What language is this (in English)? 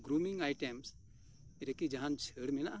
Santali